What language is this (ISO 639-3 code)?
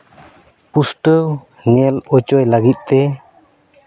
sat